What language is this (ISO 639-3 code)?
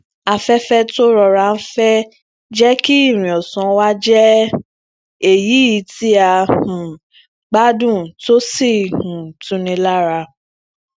yor